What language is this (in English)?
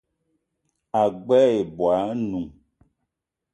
Eton (Cameroon)